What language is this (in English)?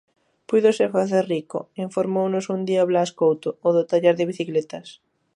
Galician